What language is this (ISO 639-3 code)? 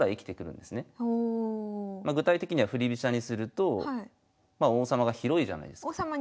jpn